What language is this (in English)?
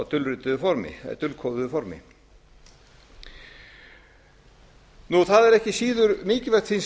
Icelandic